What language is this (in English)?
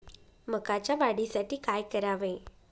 Marathi